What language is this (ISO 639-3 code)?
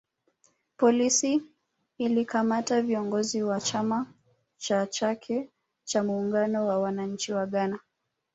swa